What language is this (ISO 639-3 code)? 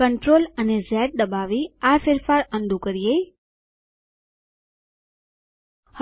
guj